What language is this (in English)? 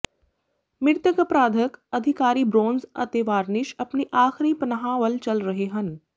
Punjabi